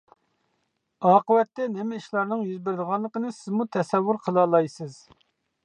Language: Uyghur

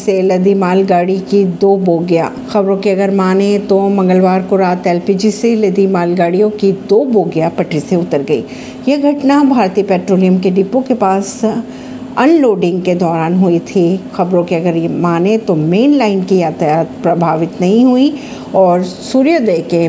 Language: Hindi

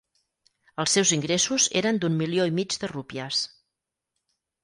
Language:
Catalan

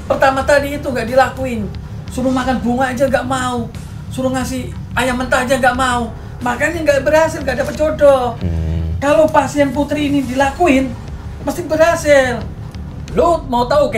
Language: Indonesian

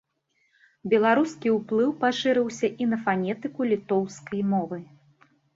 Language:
Belarusian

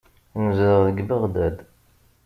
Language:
Kabyle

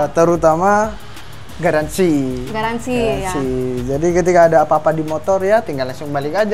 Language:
Indonesian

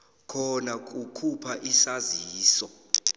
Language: South Ndebele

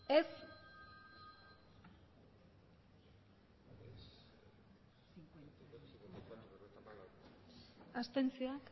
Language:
Basque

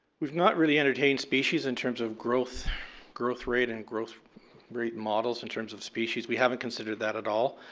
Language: English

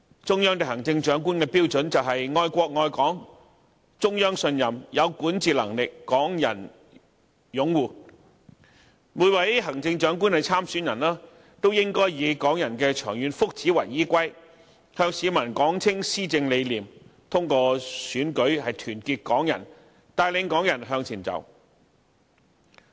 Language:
Cantonese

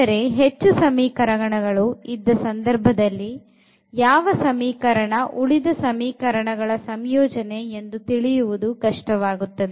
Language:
Kannada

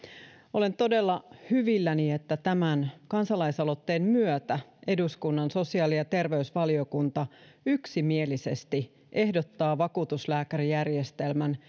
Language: Finnish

